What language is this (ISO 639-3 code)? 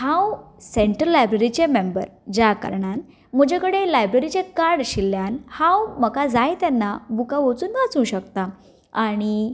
kok